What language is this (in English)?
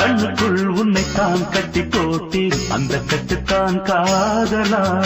Tamil